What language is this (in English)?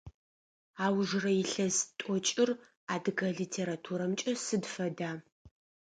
Adyghe